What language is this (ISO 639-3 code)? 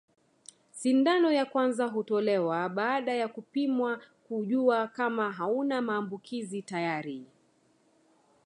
swa